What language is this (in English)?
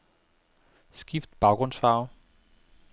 Danish